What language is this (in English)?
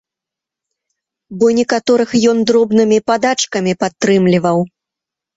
Belarusian